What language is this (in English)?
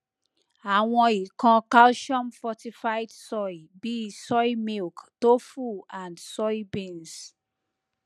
Yoruba